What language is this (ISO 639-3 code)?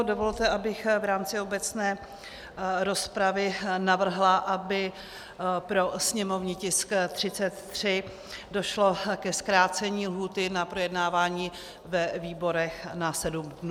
ces